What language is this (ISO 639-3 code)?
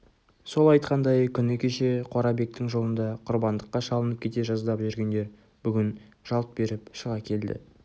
kaz